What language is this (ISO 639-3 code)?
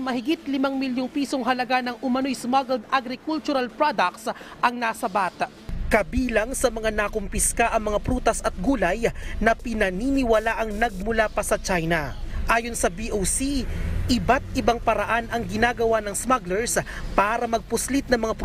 fil